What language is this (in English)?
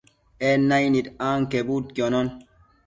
Matsés